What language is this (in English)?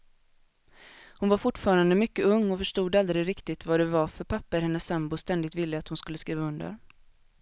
Swedish